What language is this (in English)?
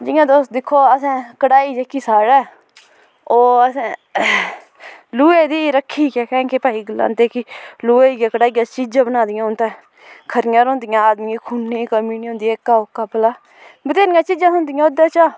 Dogri